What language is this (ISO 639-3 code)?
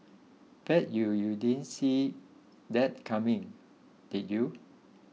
eng